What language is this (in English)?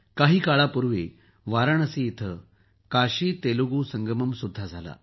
Marathi